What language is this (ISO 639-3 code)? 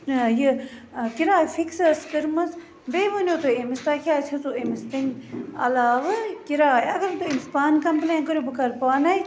kas